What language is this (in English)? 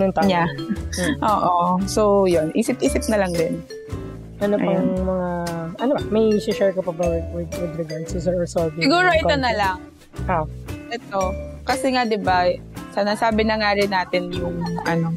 Filipino